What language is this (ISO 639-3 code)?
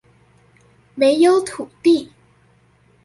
zho